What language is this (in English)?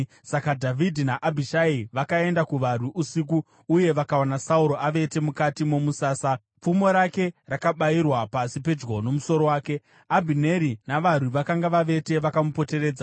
Shona